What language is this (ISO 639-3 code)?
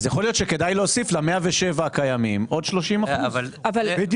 heb